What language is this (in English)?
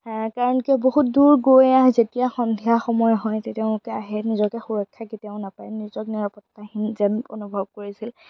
Assamese